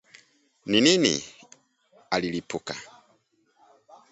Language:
Swahili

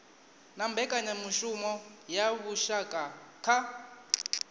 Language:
Venda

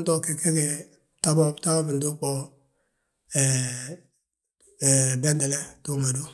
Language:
Balanta-Ganja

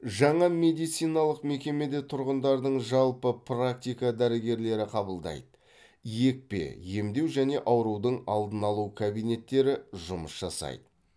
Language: Kazakh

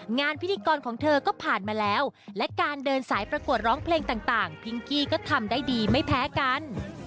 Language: Thai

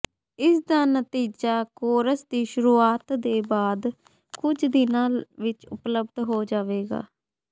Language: Punjabi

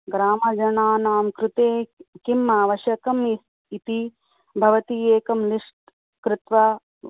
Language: Sanskrit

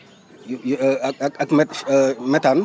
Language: Wolof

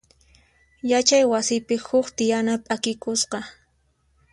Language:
Puno Quechua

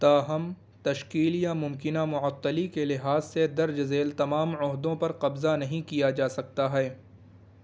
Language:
Urdu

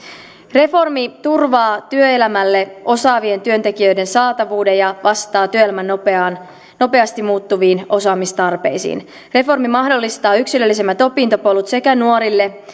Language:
Finnish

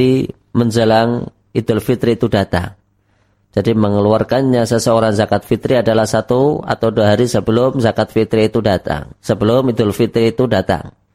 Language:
Indonesian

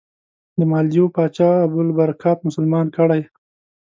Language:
Pashto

